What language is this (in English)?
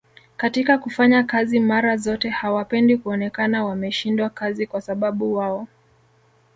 Swahili